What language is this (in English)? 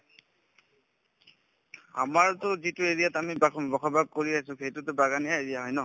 Assamese